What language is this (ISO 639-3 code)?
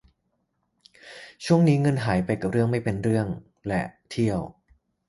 tha